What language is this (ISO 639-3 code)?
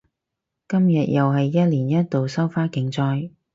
yue